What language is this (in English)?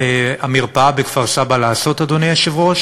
Hebrew